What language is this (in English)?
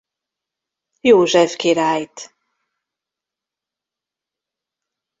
Hungarian